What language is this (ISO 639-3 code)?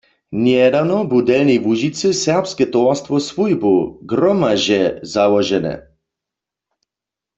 hsb